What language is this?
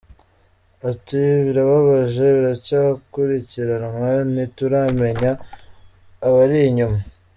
Kinyarwanda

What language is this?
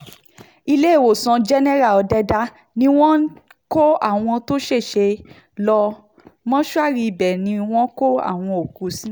Yoruba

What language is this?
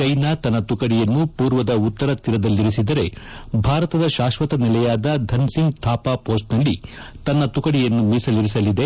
Kannada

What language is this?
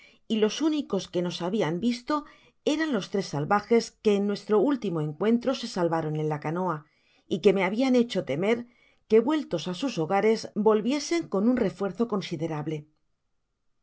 Spanish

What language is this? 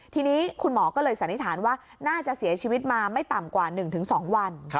Thai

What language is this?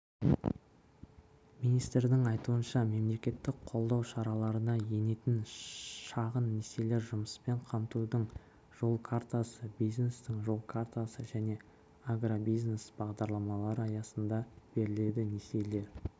Kazakh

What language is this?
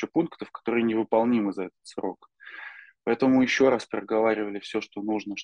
Russian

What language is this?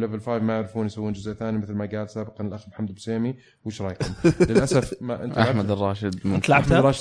Arabic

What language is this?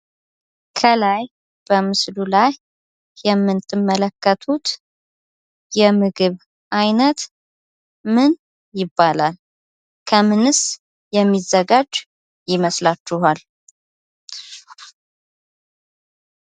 Amharic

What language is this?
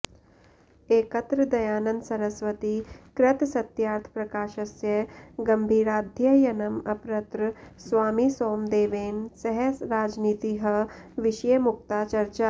Sanskrit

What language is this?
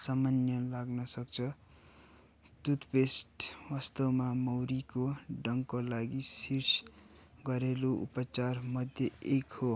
Nepali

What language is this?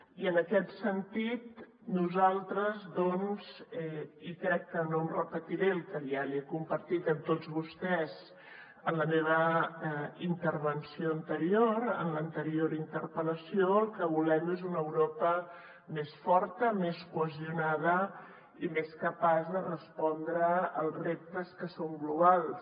Catalan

